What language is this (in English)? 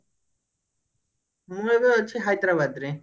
Odia